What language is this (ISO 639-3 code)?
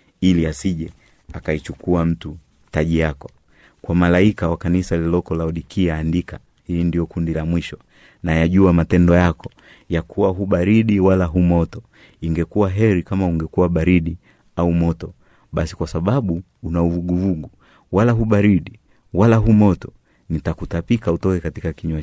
swa